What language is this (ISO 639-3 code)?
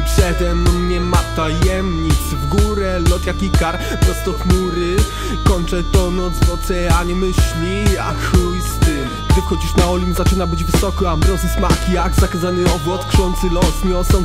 pol